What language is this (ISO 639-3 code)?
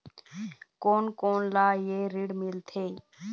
hne